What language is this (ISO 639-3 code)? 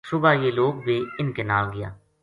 gju